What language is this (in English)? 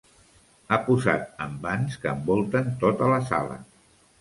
Catalan